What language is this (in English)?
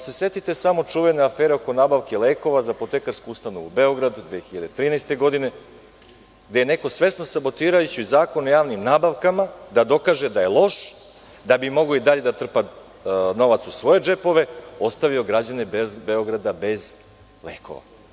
Serbian